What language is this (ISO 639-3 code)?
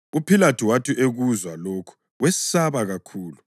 nde